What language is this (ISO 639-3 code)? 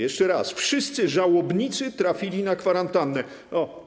pol